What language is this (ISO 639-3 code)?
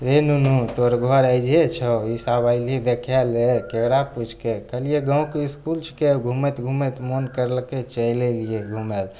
mai